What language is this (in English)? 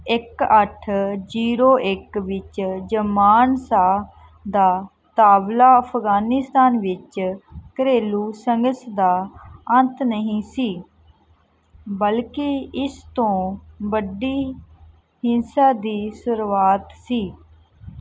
Punjabi